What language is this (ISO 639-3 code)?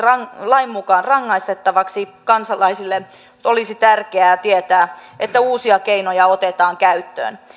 fin